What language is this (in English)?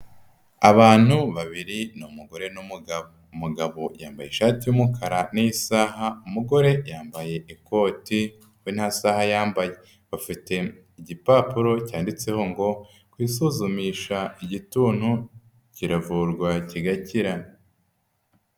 Kinyarwanda